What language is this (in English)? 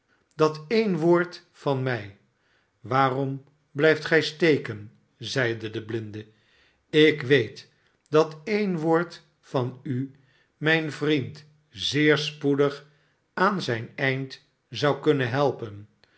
Dutch